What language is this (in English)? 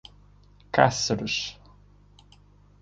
Portuguese